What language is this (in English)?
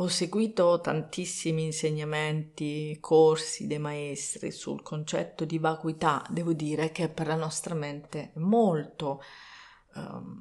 Italian